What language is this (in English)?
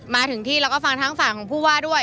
Thai